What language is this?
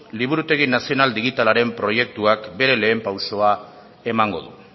Basque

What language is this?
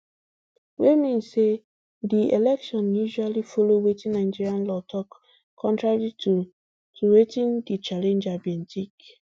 Nigerian Pidgin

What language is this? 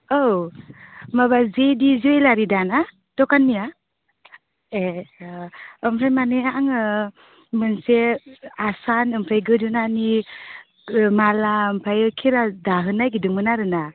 Bodo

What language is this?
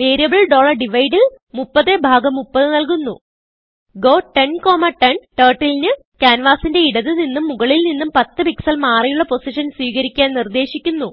Malayalam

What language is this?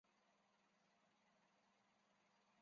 Chinese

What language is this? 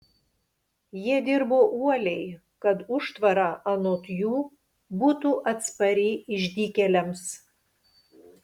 Lithuanian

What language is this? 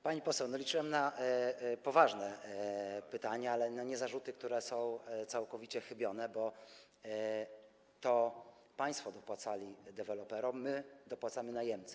Polish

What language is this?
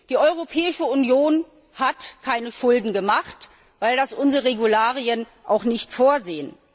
German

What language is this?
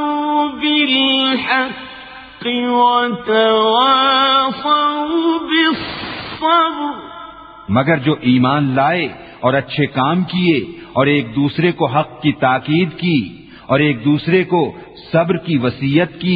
Urdu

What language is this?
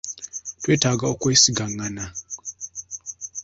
Ganda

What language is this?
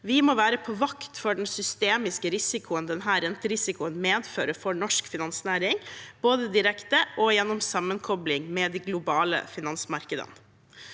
Norwegian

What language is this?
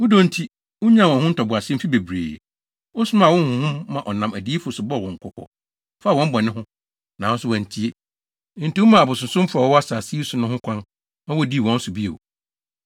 Akan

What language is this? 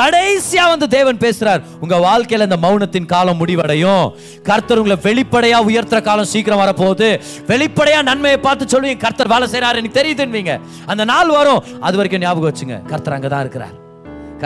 Tamil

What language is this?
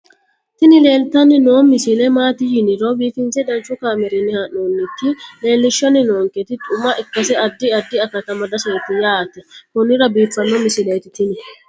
Sidamo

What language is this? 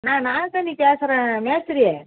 Tamil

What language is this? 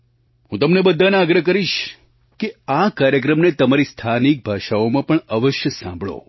Gujarati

